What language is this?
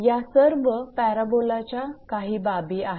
Marathi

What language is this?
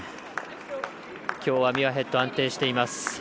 Japanese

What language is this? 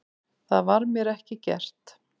Icelandic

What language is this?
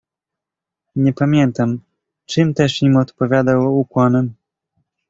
Polish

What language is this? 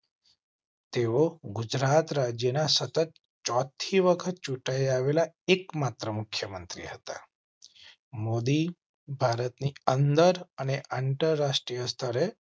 Gujarati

